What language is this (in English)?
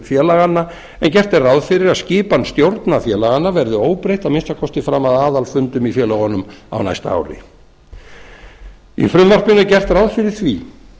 Icelandic